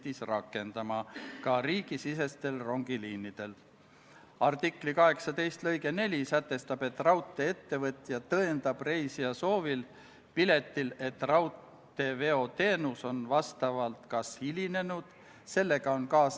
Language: Estonian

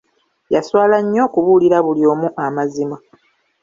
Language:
Ganda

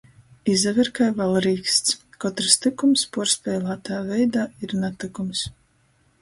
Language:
Latgalian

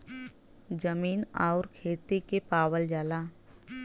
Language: Bhojpuri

